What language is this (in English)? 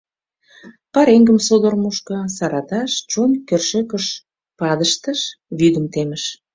Mari